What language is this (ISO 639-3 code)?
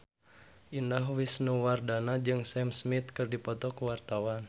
sun